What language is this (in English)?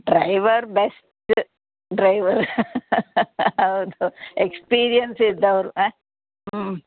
Kannada